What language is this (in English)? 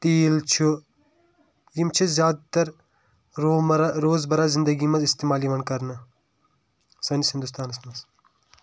Kashmiri